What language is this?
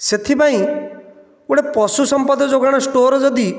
Odia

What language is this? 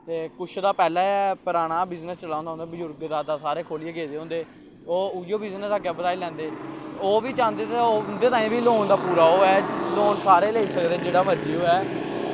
Dogri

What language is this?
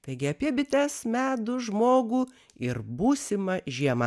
Lithuanian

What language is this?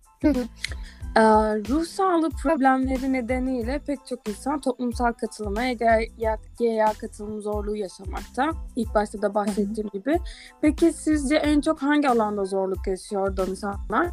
Turkish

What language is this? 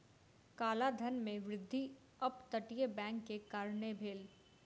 Maithili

